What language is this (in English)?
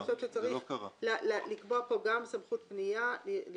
Hebrew